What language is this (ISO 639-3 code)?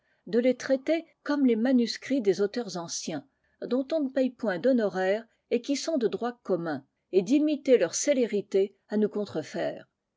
fra